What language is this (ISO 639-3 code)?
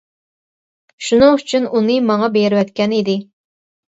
uig